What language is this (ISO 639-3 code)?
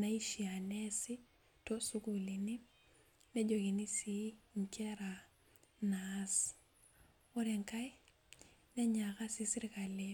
mas